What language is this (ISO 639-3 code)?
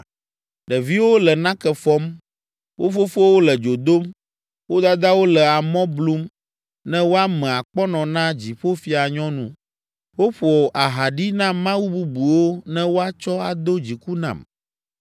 ewe